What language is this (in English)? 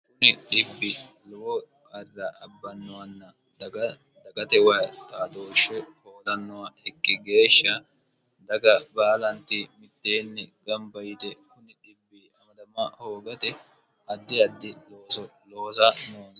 Sidamo